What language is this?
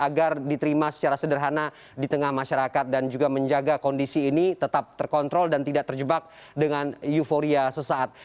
Indonesian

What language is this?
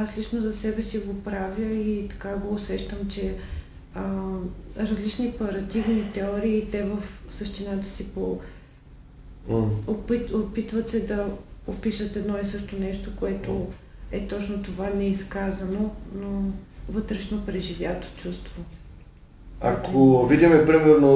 Bulgarian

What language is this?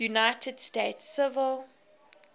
English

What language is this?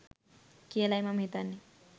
Sinhala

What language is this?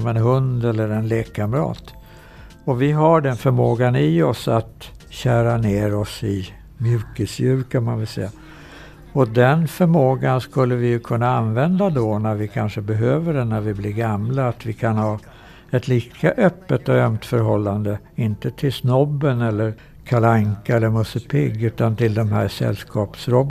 Swedish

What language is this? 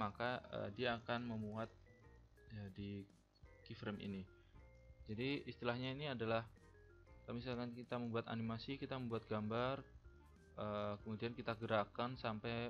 Indonesian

